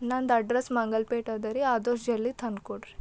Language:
Kannada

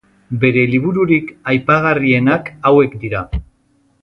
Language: Basque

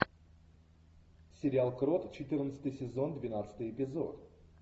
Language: Russian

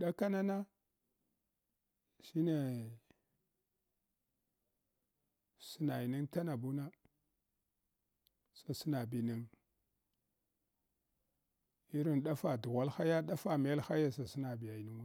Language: Hwana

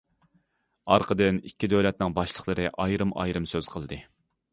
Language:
Uyghur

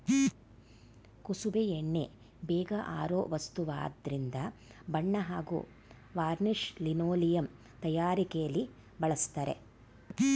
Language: Kannada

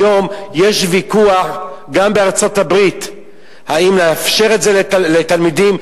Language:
Hebrew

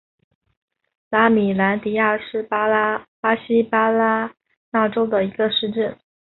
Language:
Chinese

